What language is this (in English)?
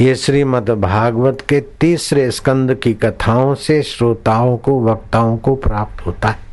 Hindi